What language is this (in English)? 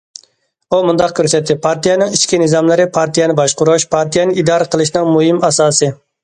Uyghur